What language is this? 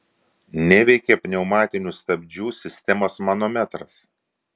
Lithuanian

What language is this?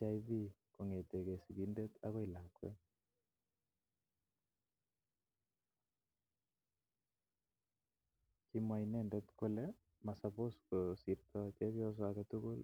Kalenjin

